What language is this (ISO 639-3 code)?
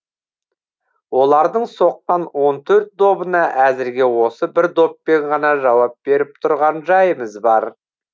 kaz